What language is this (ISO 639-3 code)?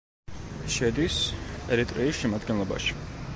kat